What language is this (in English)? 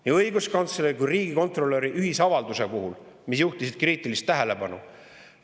Estonian